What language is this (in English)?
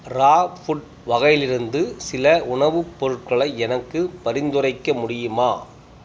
Tamil